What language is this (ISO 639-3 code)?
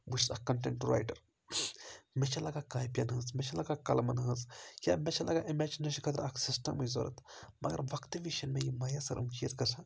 kas